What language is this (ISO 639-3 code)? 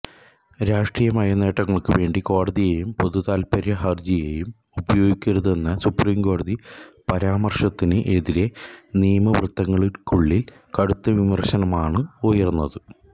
mal